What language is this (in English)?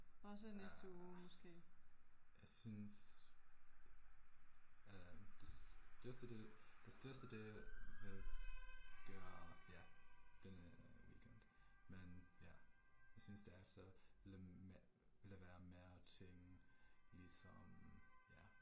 Danish